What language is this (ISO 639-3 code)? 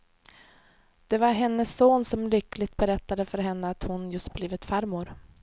swe